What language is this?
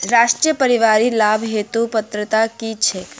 Maithili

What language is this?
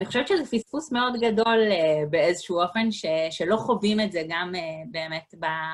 Hebrew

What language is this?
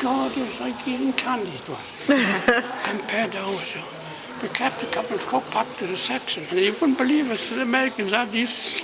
English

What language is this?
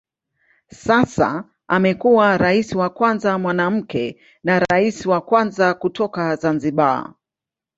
Swahili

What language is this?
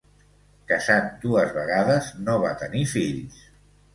Catalan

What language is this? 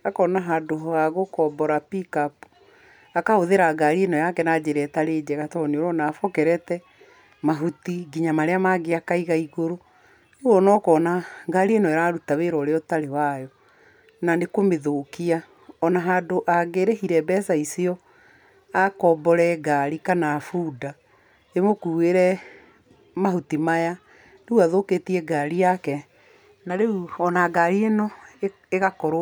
Kikuyu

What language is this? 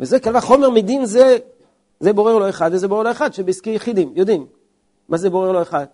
Hebrew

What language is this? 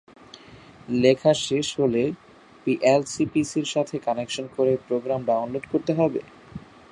Bangla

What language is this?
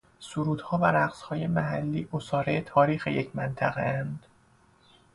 Persian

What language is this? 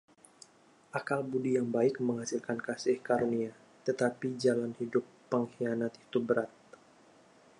Indonesian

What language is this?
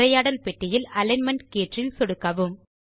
Tamil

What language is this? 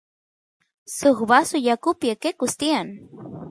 Santiago del Estero Quichua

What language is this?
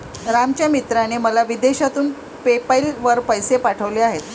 Marathi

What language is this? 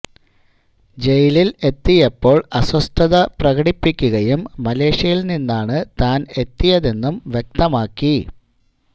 Malayalam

